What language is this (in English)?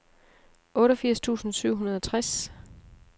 Danish